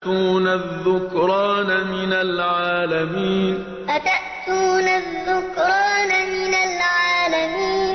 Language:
Arabic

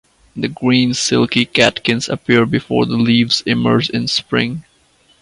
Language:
English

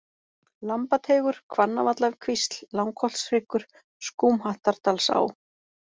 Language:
Icelandic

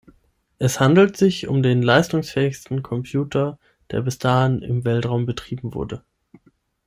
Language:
German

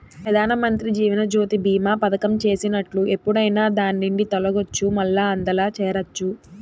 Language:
Telugu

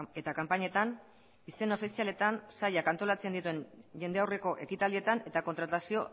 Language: Basque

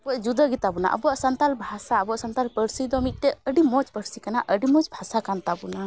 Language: Santali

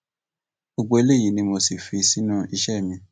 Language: Yoruba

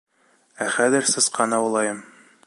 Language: Bashkir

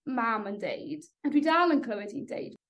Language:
Welsh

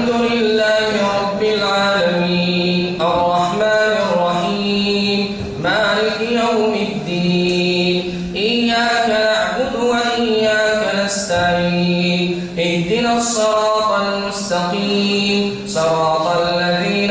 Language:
Arabic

